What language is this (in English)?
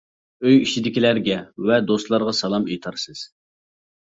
Uyghur